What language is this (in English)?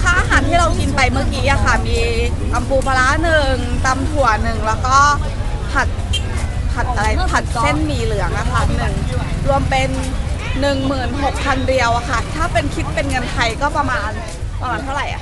Thai